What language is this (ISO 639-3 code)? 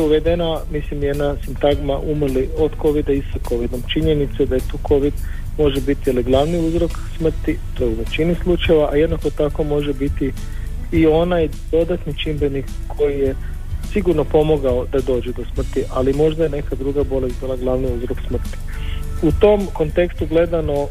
hrv